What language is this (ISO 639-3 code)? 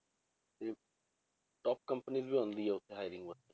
pan